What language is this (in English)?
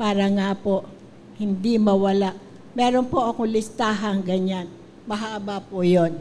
Filipino